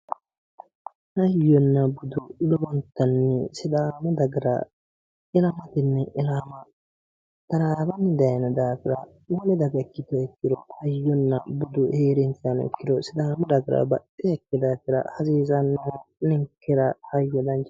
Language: Sidamo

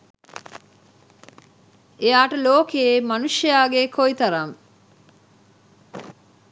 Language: Sinhala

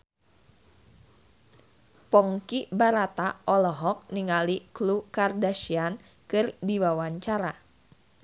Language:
Sundanese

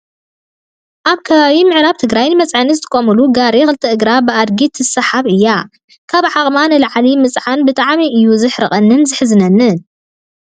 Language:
Tigrinya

